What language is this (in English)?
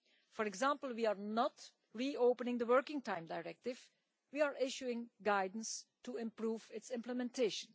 English